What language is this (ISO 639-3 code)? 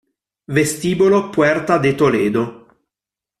ita